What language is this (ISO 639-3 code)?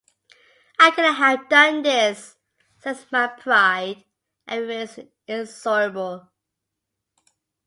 eng